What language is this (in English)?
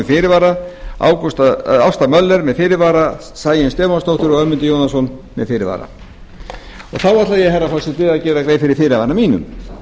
Icelandic